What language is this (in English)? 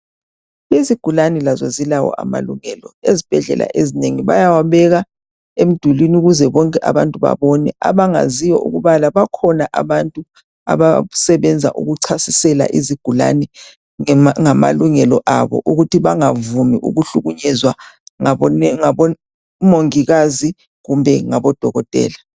North Ndebele